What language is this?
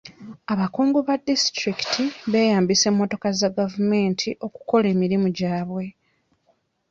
Ganda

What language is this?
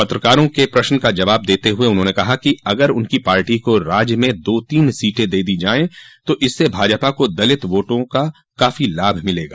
Hindi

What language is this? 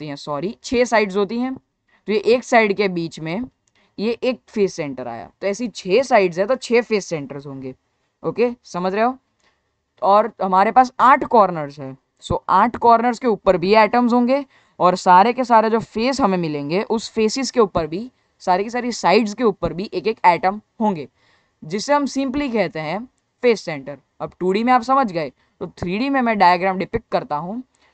Hindi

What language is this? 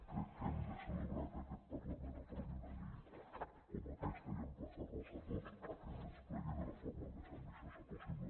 Catalan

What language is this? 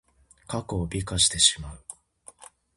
Japanese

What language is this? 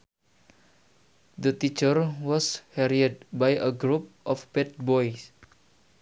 Sundanese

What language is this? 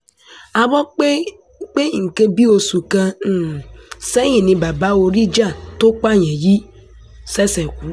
Yoruba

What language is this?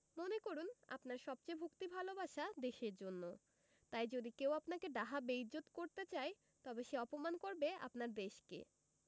Bangla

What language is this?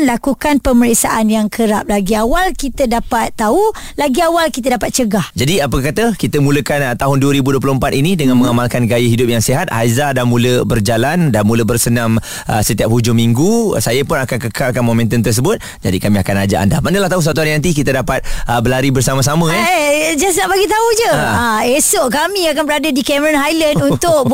Malay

